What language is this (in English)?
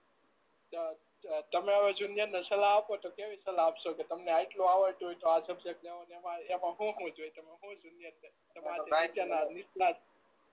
Gujarati